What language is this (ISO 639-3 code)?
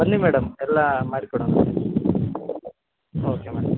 kan